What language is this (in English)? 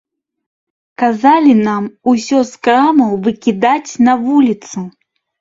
Belarusian